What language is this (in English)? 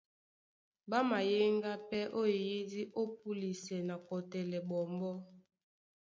Duala